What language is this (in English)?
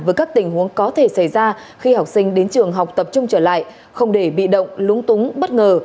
Vietnamese